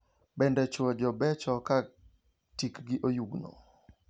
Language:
Luo (Kenya and Tanzania)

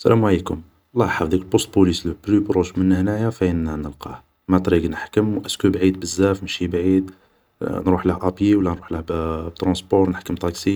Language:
Algerian Arabic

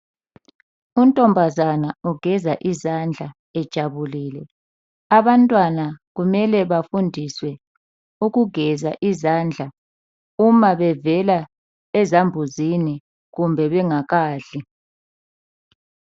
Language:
North Ndebele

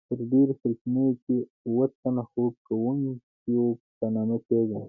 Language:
Pashto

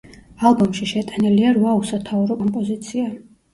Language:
Georgian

